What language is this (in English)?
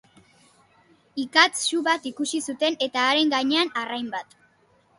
Basque